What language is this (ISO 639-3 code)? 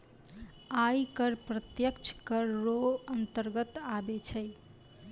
mai